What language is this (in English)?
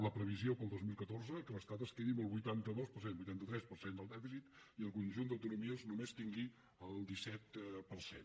Catalan